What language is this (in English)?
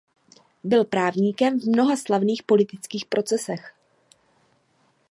Czech